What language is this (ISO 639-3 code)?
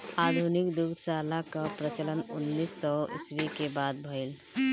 bho